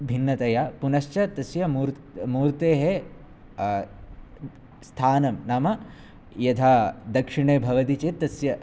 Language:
Sanskrit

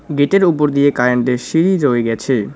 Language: Bangla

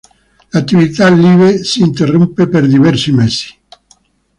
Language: Italian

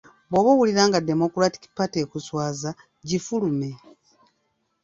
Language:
Ganda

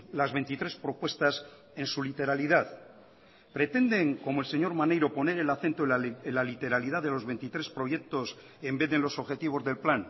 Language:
Spanish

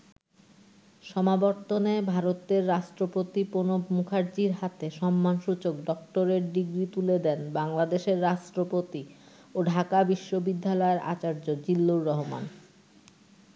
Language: Bangla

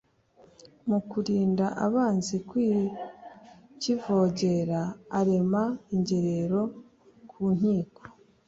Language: Kinyarwanda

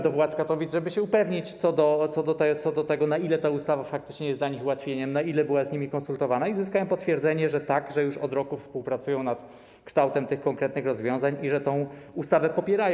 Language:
Polish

